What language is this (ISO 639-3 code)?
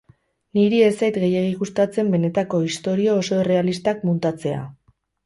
eus